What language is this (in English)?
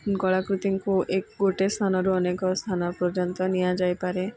Odia